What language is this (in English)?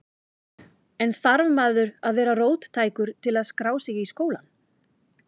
Icelandic